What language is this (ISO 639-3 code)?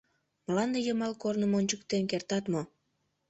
chm